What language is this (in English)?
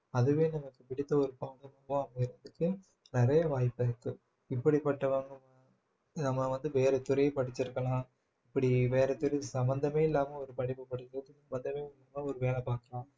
Tamil